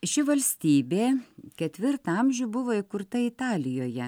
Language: Lithuanian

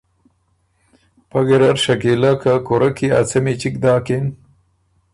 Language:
Ormuri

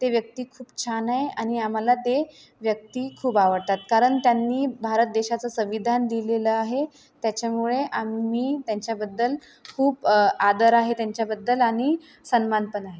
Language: Marathi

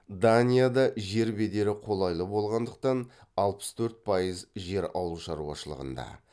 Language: Kazakh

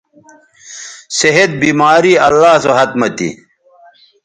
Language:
Bateri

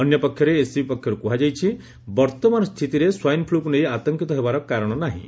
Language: Odia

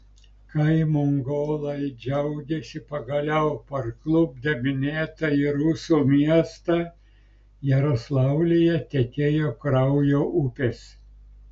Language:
Lithuanian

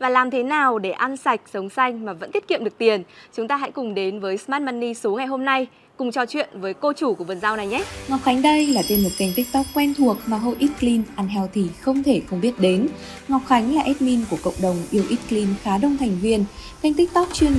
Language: Vietnamese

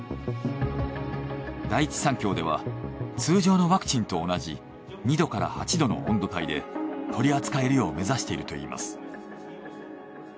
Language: Japanese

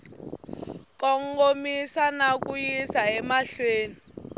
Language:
Tsonga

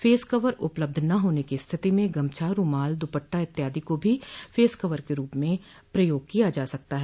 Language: Hindi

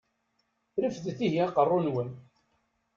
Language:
Kabyle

